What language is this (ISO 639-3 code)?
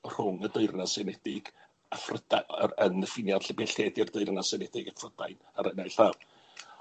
cym